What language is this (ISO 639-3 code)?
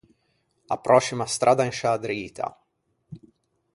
lij